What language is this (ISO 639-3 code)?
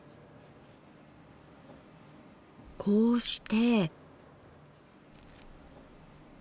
jpn